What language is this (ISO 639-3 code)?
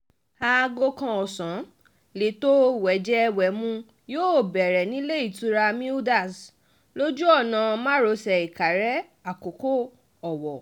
yor